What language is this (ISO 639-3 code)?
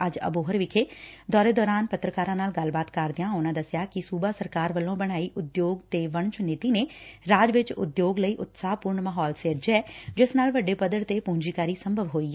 pan